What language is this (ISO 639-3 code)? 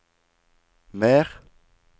nor